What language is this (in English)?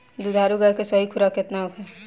Bhojpuri